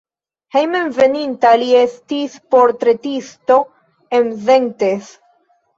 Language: Esperanto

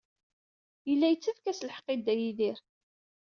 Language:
Kabyle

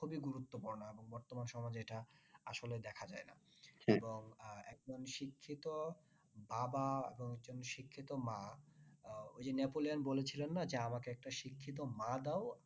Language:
Bangla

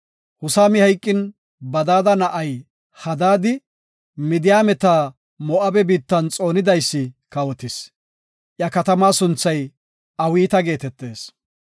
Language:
Gofa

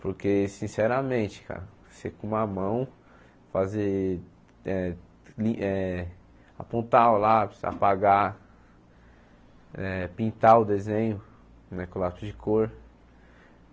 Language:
Portuguese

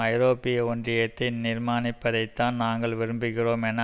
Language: Tamil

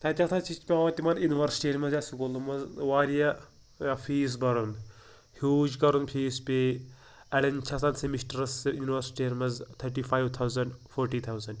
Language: Kashmiri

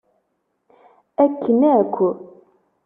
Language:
Kabyle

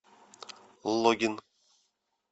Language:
Russian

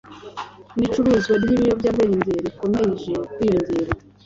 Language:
Kinyarwanda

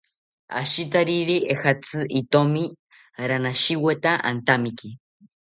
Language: South Ucayali Ashéninka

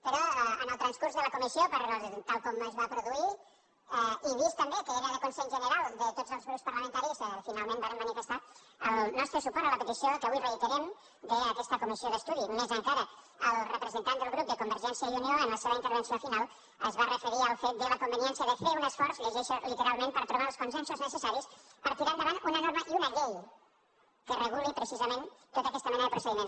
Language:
Catalan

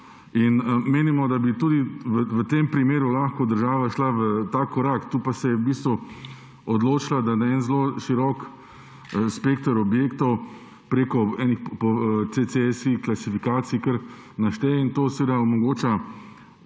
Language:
Slovenian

